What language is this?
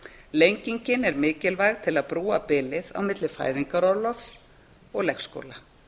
Icelandic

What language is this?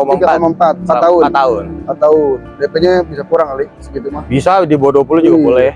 Indonesian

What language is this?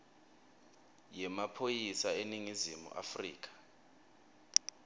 Swati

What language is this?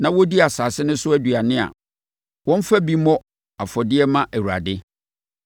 Akan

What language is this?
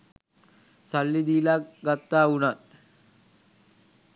Sinhala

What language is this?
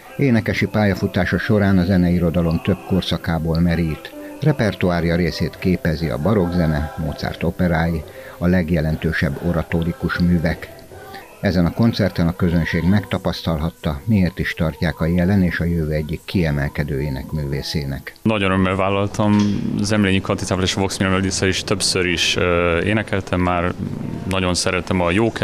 Hungarian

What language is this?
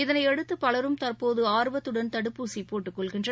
Tamil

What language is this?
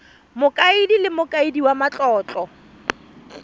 Tswana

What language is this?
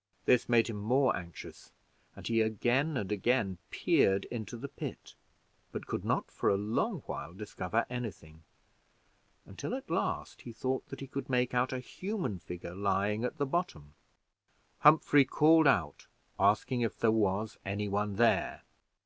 English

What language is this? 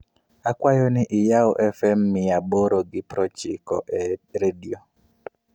Luo (Kenya and Tanzania)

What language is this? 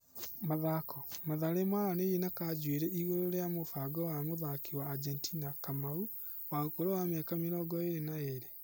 Kikuyu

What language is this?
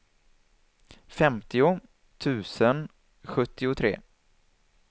Swedish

